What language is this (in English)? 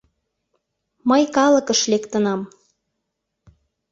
Mari